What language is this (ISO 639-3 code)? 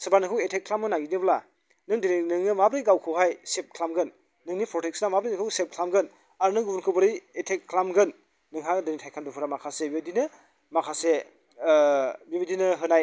brx